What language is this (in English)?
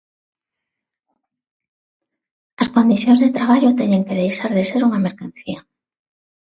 Galician